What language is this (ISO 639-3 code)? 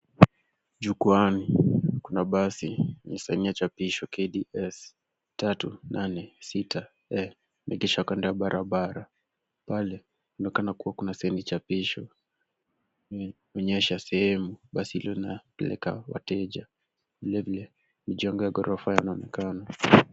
swa